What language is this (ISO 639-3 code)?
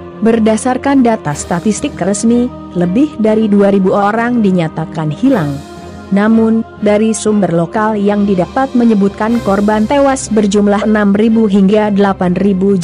ind